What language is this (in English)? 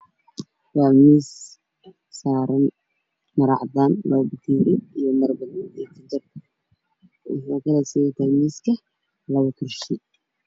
Somali